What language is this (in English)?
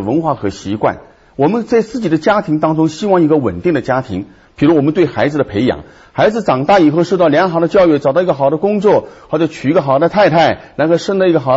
Chinese